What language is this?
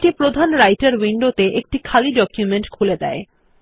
Bangla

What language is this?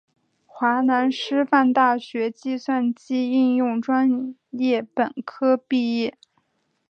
Chinese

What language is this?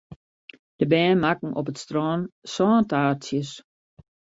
Western Frisian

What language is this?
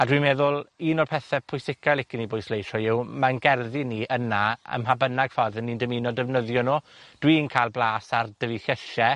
Welsh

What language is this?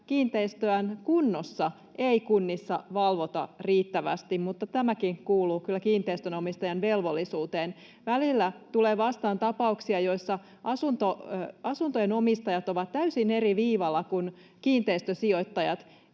Finnish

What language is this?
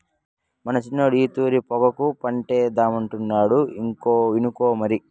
Telugu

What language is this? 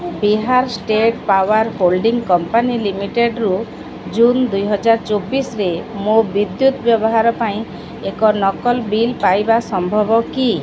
Odia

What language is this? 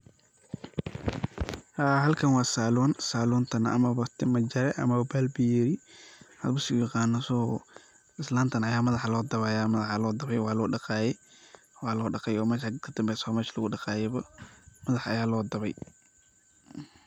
Somali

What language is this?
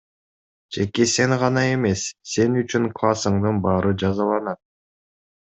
Kyrgyz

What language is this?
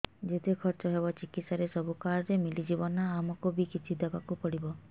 Odia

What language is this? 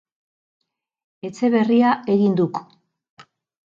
Basque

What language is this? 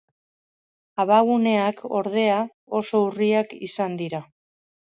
Basque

